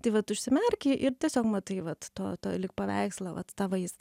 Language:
Lithuanian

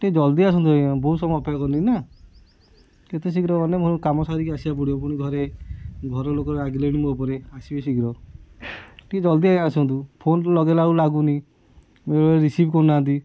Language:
Odia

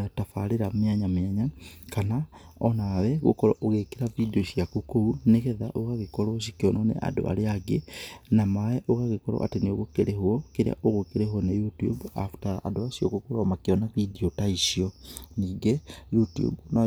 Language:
Kikuyu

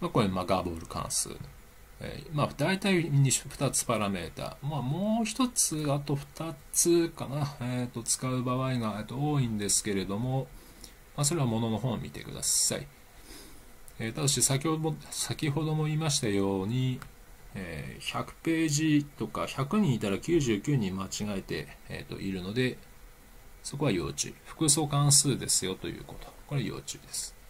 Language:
Japanese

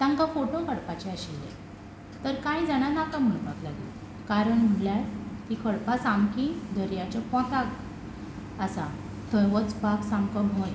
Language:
Konkani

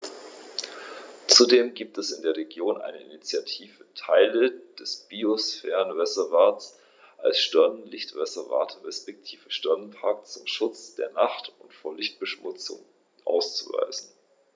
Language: German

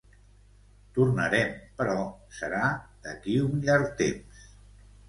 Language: Catalan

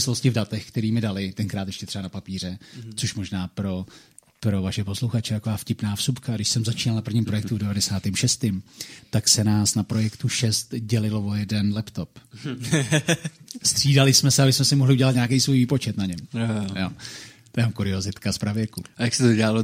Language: Czech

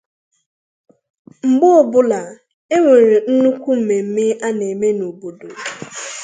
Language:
Igbo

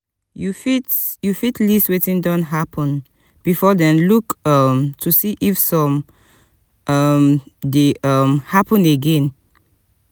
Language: Nigerian Pidgin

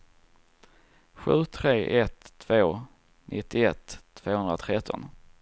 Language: Swedish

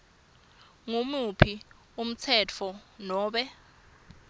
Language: Swati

